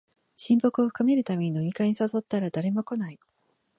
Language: Japanese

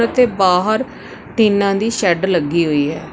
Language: Punjabi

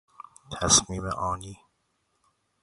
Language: Persian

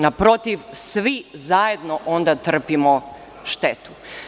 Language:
Serbian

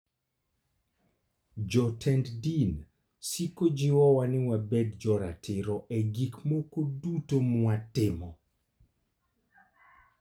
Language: Luo (Kenya and Tanzania)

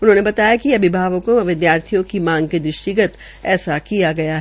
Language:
Hindi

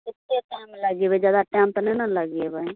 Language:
Maithili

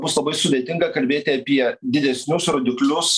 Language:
Lithuanian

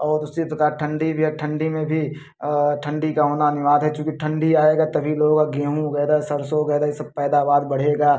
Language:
Hindi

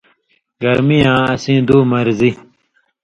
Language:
Indus Kohistani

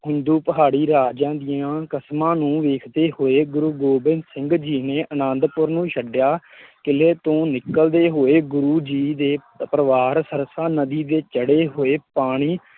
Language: Punjabi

